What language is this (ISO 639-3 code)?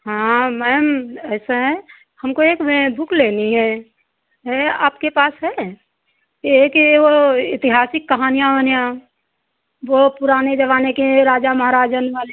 hin